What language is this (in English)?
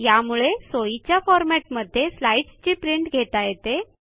Marathi